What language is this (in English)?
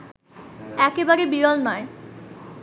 Bangla